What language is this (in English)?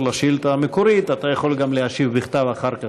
Hebrew